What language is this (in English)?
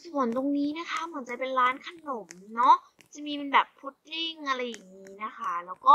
Thai